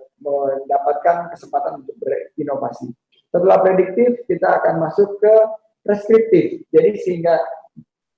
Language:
Indonesian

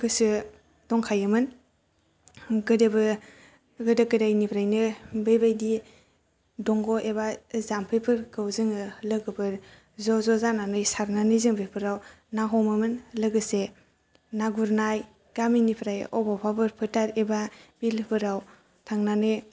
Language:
Bodo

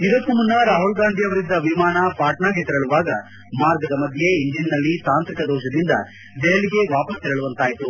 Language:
Kannada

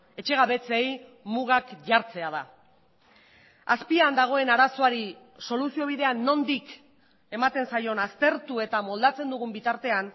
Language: Basque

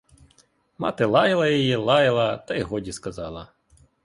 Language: Ukrainian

